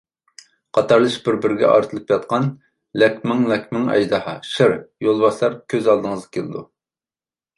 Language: Uyghur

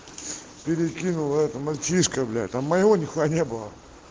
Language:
Russian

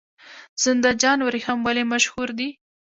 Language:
Pashto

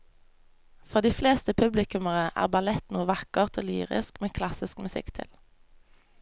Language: Norwegian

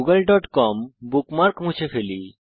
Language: Bangla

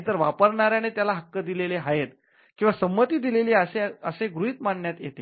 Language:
Marathi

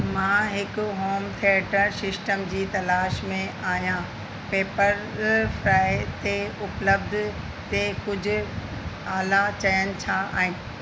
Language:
Sindhi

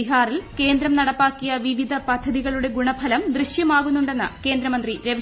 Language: Malayalam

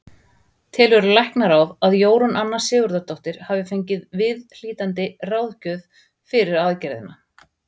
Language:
Icelandic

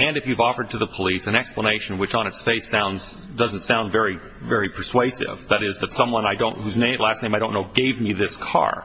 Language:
English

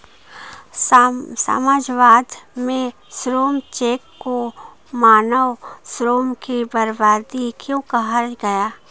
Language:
Hindi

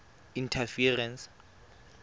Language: Tswana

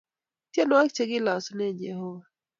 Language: Kalenjin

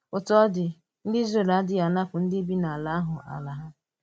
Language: Igbo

